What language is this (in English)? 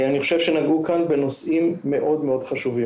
Hebrew